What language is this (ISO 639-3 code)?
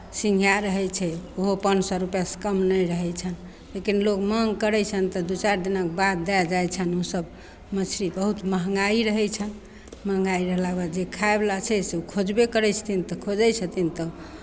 mai